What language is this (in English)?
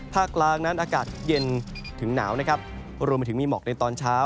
Thai